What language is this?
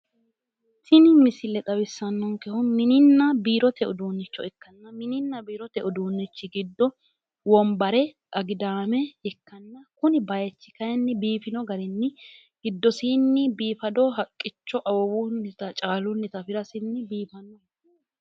Sidamo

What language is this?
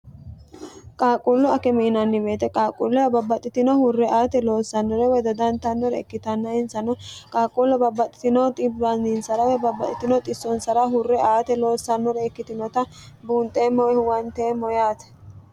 Sidamo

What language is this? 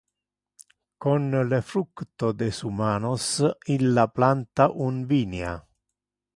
Interlingua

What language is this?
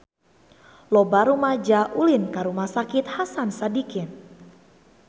Sundanese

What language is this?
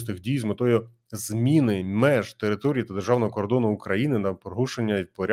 Ukrainian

